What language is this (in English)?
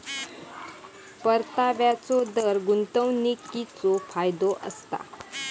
Marathi